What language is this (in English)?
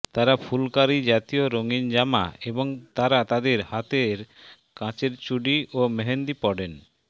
Bangla